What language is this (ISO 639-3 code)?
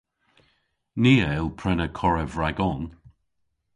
cor